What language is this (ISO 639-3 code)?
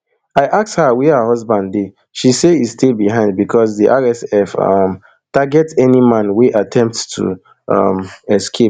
pcm